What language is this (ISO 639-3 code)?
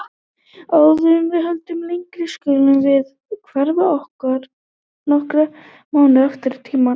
isl